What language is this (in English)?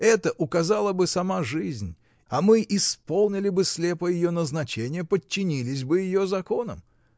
Russian